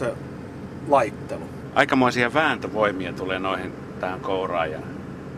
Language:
Finnish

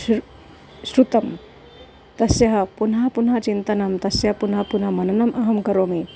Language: Sanskrit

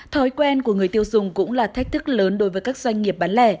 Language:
Vietnamese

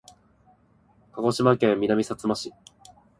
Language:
Japanese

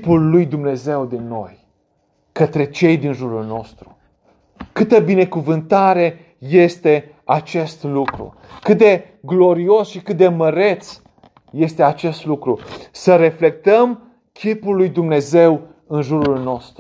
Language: Romanian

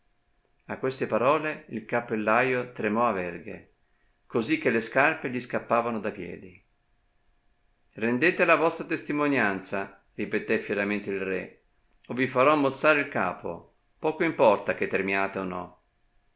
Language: Italian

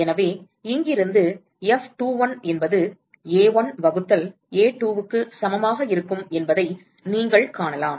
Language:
Tamil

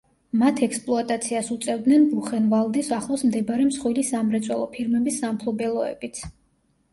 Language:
Georgian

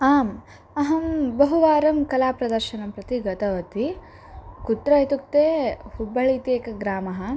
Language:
Sanskrit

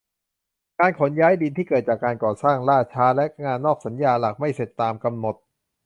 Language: Thai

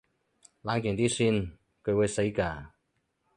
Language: Cantonese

